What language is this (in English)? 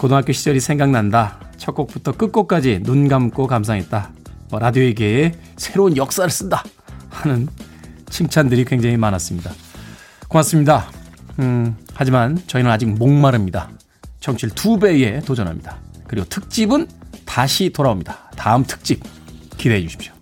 Korean